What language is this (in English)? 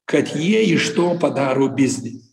Lithuanian